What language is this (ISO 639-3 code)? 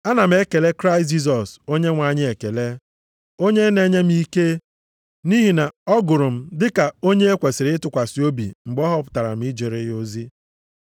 ibo